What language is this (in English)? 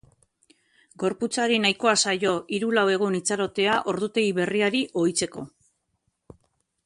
Basque